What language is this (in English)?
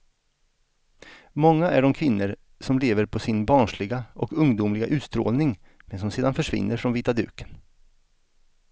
Swedish